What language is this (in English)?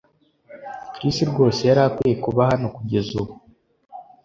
Kinyarwanda